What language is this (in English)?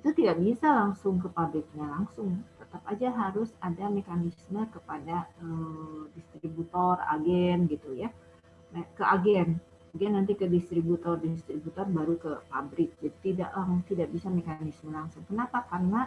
Indonesian